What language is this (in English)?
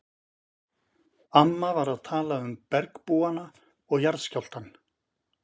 Icelandic